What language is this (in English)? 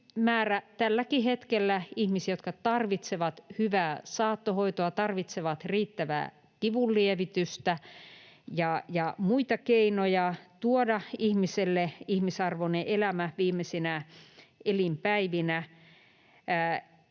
Finnish